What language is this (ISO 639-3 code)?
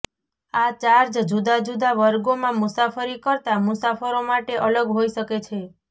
guj